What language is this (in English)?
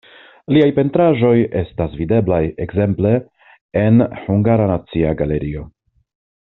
Esperanto